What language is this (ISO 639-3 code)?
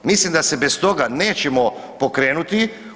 hrv